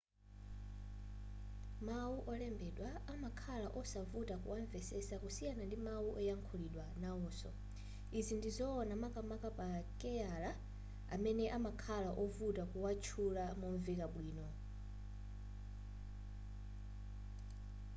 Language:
Nyanja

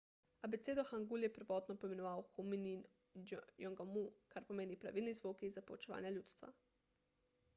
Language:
Slovenian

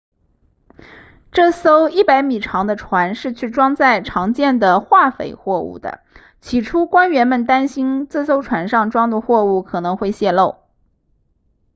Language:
Chinese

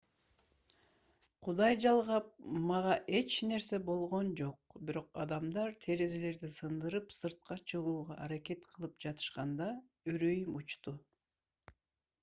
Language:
Kyrgyz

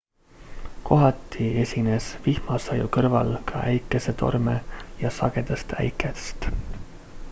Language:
Estonian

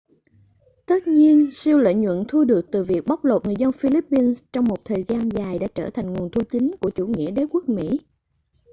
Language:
Vietnamese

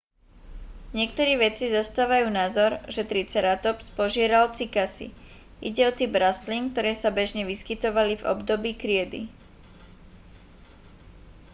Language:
Slovak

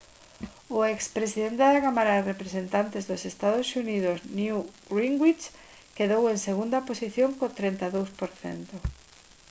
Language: Galician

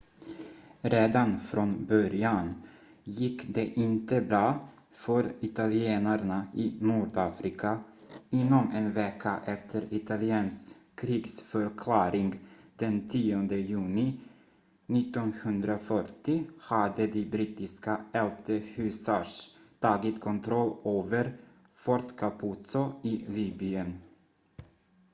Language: Swedish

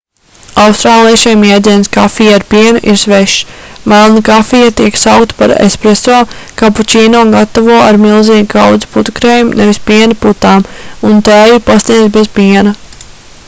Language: Latvian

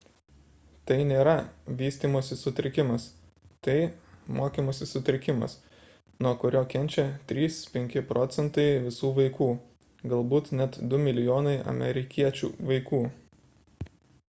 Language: Lithuanian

